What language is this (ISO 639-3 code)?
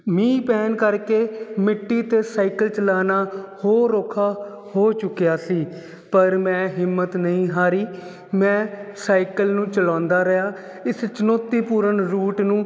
pan